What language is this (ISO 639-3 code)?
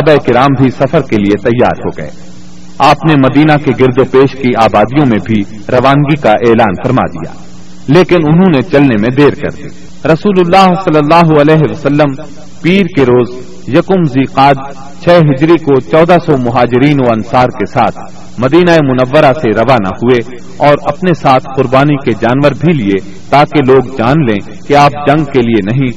urd